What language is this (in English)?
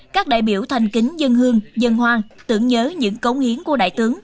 Vietnamese